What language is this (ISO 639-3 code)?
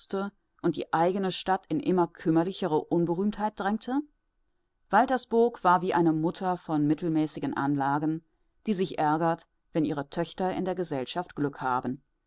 deu